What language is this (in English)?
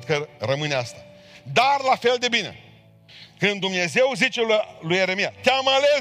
Romanian